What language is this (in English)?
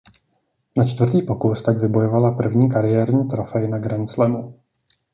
Czech